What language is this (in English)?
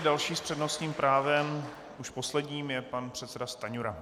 Czech